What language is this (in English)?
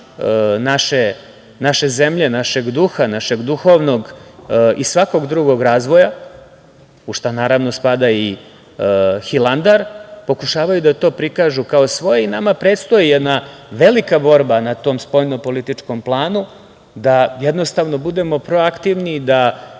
Serbian